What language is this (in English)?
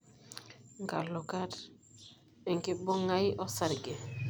Masai